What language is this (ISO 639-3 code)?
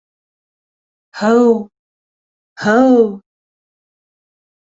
bak